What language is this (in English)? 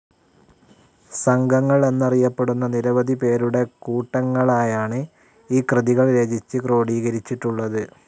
Malayalam